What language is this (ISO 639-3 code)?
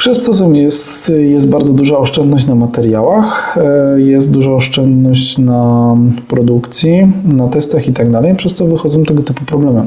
pol